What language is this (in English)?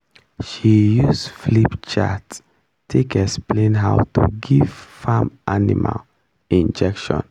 Nigerian Pidgin